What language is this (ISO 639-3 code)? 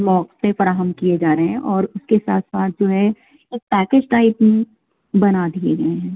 urd